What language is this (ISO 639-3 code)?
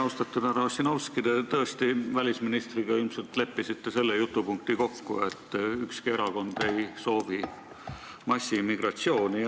est